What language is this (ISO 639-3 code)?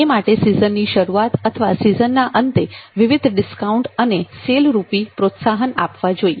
guj